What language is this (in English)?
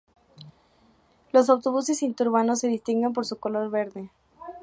Spanish